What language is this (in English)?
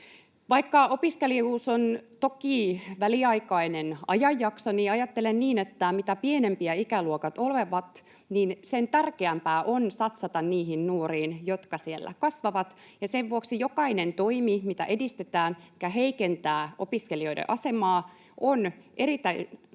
Finnish